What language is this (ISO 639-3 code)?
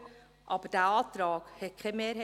gsw